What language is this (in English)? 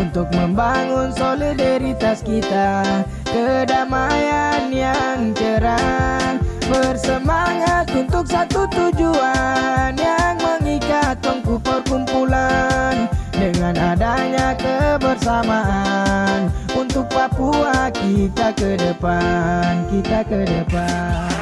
Indonesian